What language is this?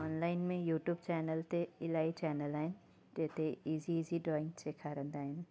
Sindhi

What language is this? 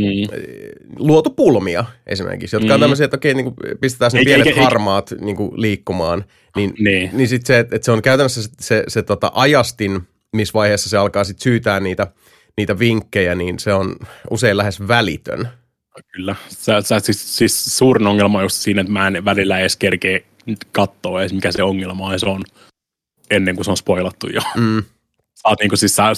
Finnish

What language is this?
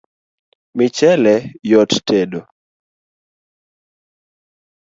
Luo (Kenya and Tanzania)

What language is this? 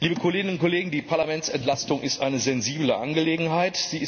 German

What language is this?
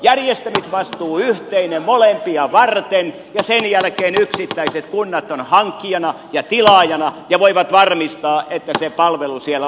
Finnish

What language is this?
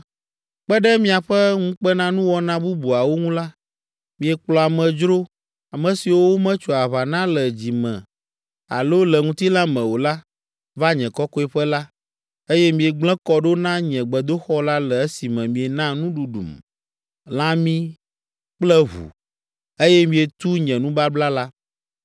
Ewe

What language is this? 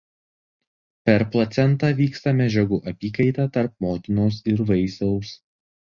Lithuanian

